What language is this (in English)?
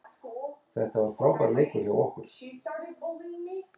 Icelandic